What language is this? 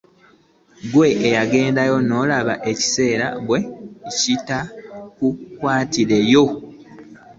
Ganda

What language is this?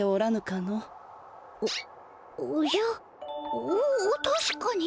Japanese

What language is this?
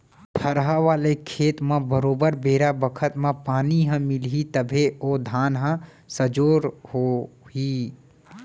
Chhattisgarhi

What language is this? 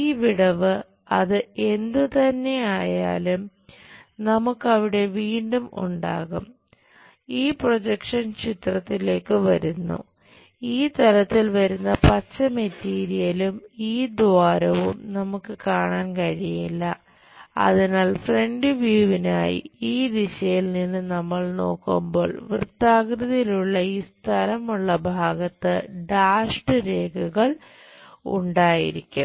Malayalam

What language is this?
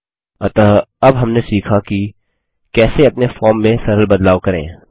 Hindi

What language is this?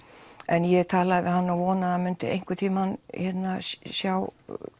Icelandic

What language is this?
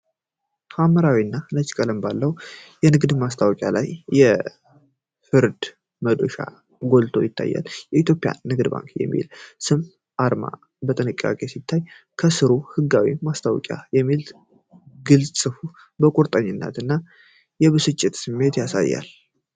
Amharic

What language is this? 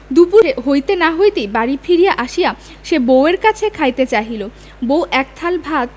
Bangla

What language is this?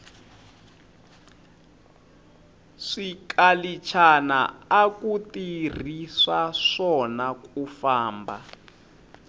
Tsonga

